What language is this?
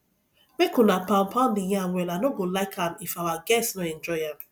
Nigerian Pidgin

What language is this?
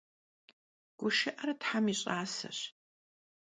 Kabardian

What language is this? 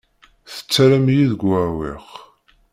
Kabyle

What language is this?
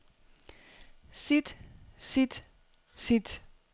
Danish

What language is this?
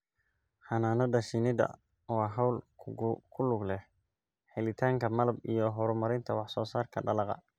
Somali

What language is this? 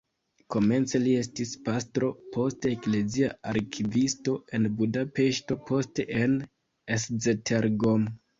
Esperanto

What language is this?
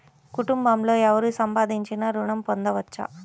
Telugu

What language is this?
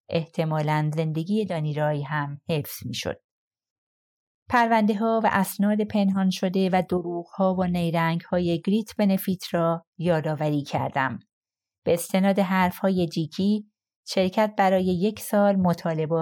Persian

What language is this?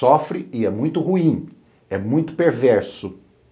Portuguese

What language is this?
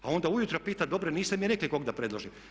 Croatian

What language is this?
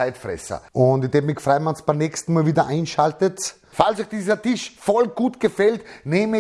German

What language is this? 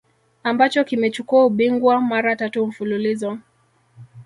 Swahili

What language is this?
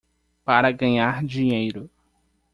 Portuguese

